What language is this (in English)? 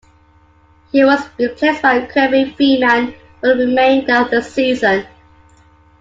English